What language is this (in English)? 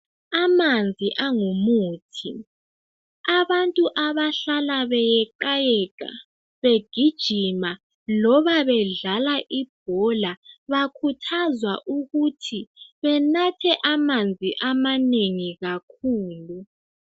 North Ndebele